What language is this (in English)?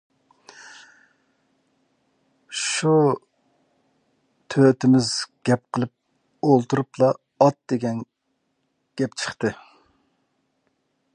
Uyghur